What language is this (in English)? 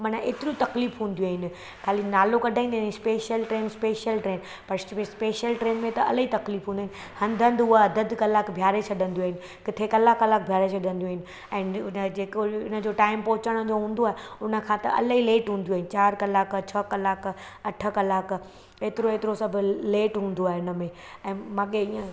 Sindhi